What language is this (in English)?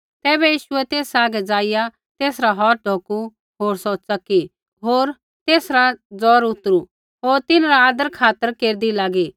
Kullu Pahari